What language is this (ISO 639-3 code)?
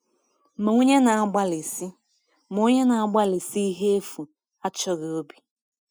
ibo